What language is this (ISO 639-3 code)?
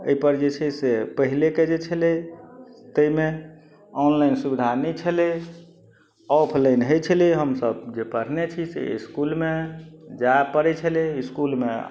mai